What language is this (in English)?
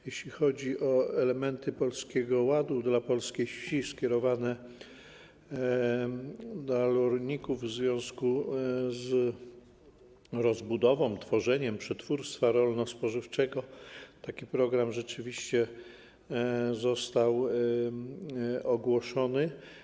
Polish